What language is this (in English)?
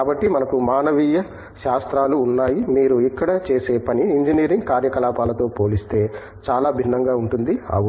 Telugu